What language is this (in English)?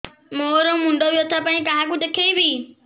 Odia